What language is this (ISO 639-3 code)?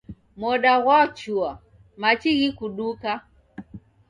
dav